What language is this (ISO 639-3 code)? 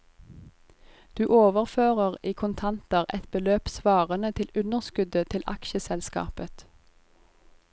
nor